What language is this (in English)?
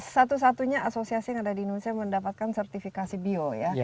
Indonesian